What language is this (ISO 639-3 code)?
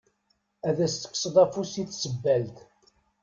kab